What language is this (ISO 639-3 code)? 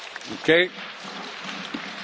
eng